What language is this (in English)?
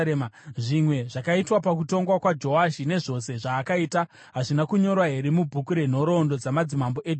Shona